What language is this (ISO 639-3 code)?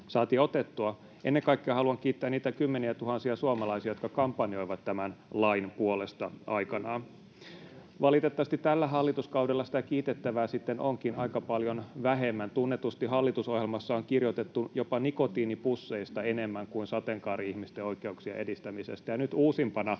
fin